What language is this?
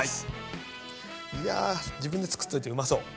Japanese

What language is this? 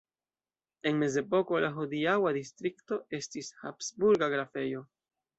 Esperanto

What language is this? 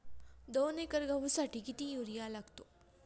Marathi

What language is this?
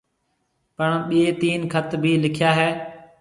Marwari (Pakistan)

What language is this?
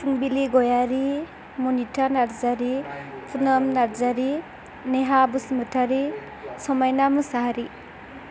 Bodo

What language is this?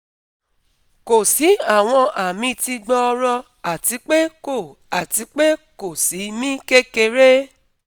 Yoruba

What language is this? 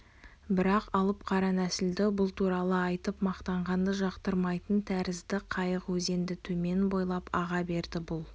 Kazakh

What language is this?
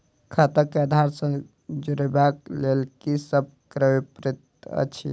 Maithili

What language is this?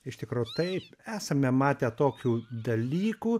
Lithuanian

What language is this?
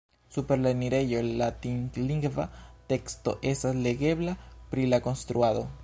Esperanto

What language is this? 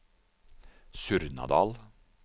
Norwegian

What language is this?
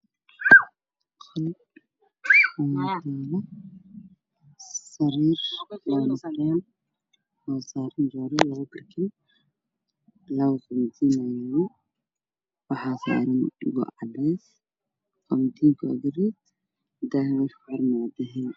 Somali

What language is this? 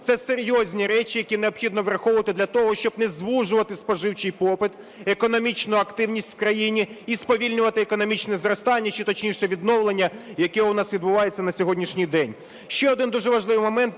Ukrainian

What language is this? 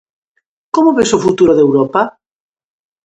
Galician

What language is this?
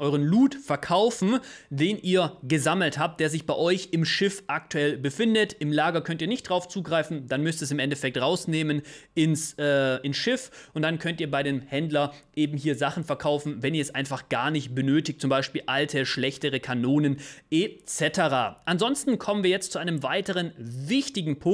German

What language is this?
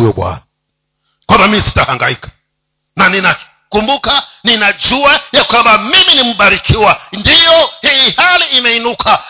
Swahili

